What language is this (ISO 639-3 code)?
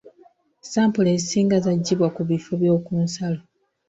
lug